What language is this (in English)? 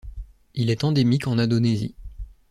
French